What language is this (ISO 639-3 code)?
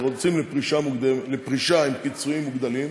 heb